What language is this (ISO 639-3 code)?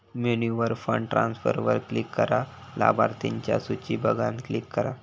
mar